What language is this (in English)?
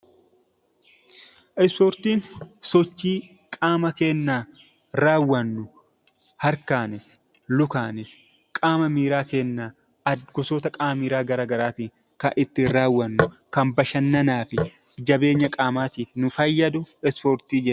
Oromo